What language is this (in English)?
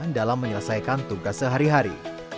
Indonesian